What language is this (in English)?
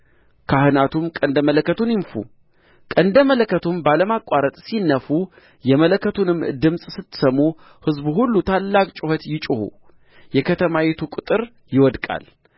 Amharic